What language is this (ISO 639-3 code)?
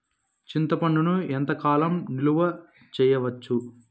tel